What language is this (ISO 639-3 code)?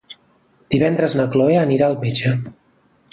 cat